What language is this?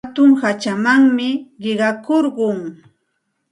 Santa Ana de Tusi Pasco Quechua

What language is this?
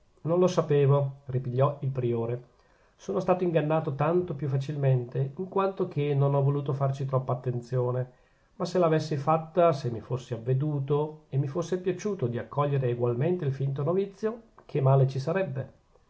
Italian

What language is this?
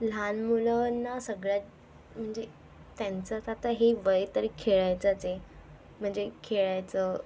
Marathi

